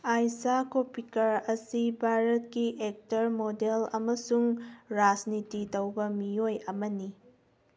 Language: Manipuri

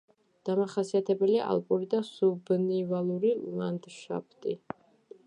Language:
Georgian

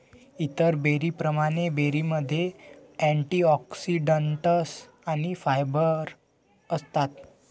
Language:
Marathi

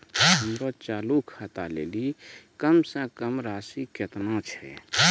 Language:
Maithili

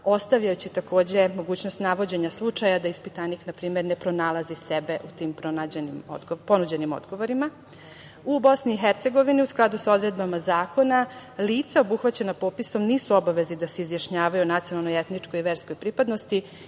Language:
Serbian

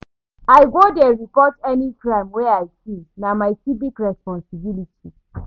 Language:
Nigerian Pidgin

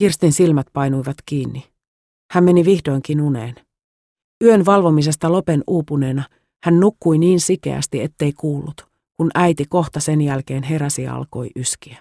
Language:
Finnish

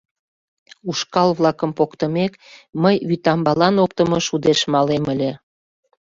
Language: Mari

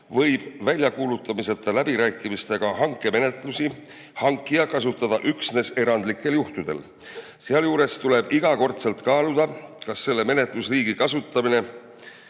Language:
Estonian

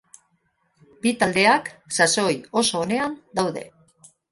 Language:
Basque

